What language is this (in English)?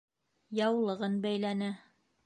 Bashkir